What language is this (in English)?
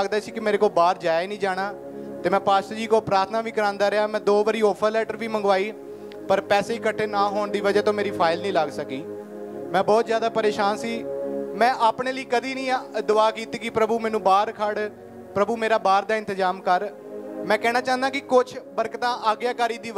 Punjabi